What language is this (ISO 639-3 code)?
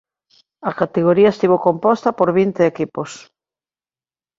glg